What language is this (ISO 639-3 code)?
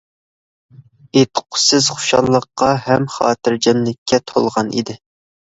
uig